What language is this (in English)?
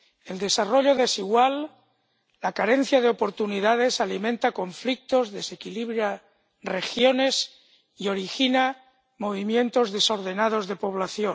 Spanish